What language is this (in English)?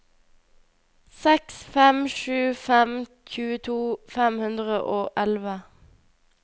Norwegian